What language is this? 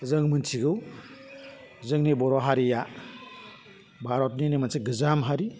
Bodo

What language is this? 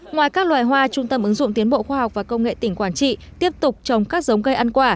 Vietnamese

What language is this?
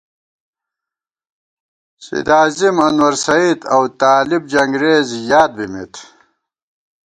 Gawar-Bati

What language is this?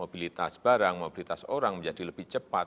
Indonesian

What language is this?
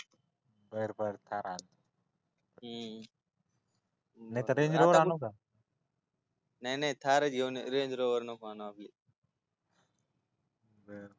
Marathi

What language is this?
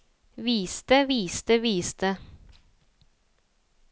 Norwegian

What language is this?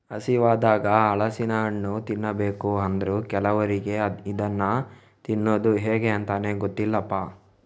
Kannada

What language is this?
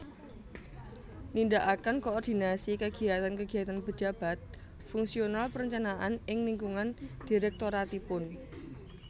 Javanese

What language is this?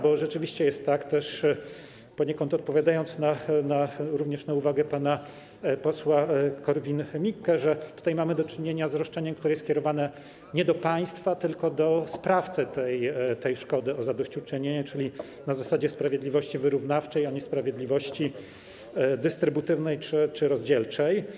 Polish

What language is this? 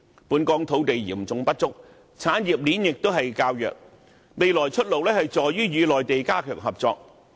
Cantonese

